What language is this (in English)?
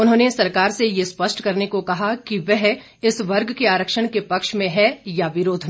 Hindi